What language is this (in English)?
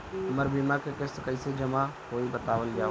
Bhojpuri